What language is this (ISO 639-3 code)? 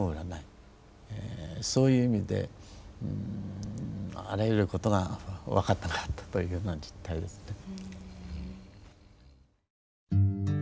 jpn